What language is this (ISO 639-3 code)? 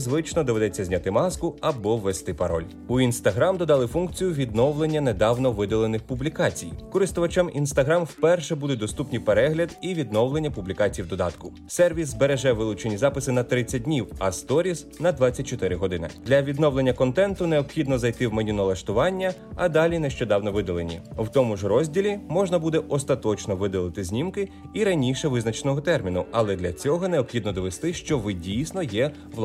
ukr